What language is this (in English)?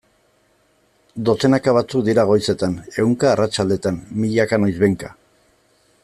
Basque